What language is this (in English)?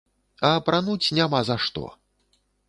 Belarusian